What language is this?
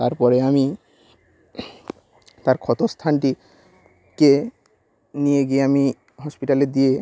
Bangla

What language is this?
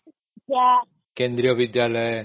Odia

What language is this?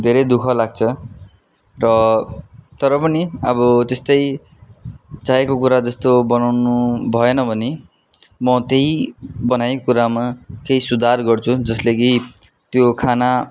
Nepali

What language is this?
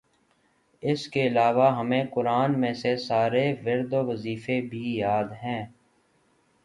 Urdu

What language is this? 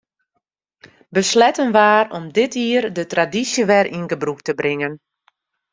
Western Frisian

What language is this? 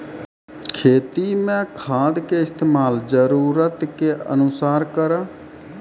Maithili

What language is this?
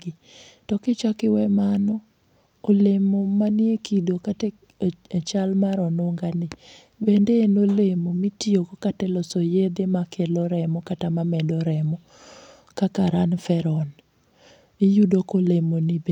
Luo (Kenya and Tanzania)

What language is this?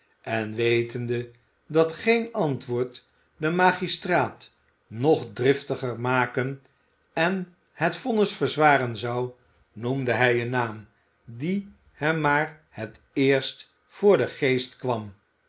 Dutch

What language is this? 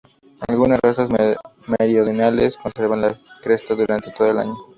Spanish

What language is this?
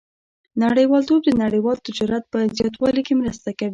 Pashto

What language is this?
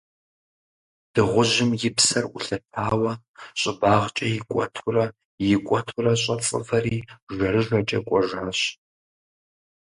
Kabardian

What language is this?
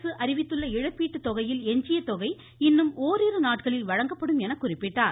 Tamil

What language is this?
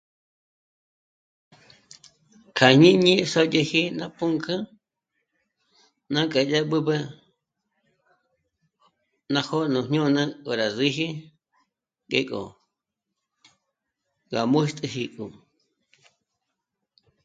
Michoacán Mazahua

